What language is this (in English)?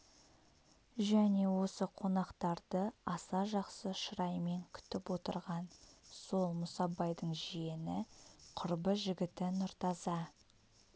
Kazakh